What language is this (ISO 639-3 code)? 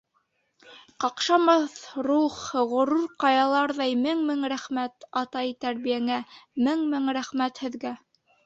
bak